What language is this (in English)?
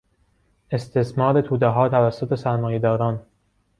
Persian